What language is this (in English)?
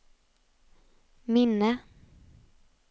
Swedish